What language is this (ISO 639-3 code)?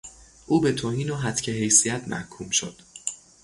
fas